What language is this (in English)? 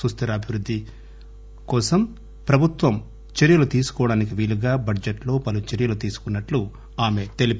Telugu